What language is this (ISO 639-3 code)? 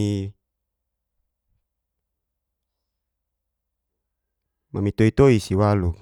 ges